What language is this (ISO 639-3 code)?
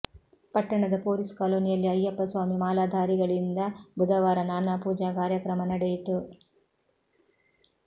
kan